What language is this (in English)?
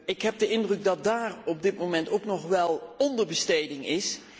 Dutch